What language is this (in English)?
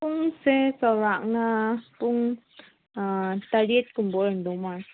Manipuri